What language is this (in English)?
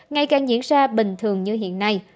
Vietnamese